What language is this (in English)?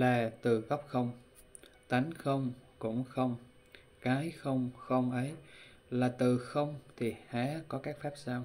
Vietnamese